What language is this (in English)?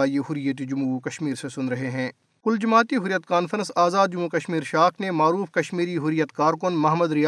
Urdu